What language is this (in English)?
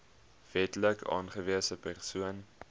Afrikaans